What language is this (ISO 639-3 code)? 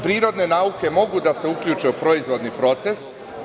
srp